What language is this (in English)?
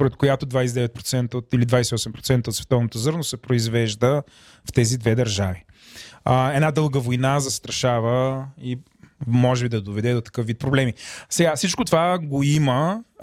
Bulgarian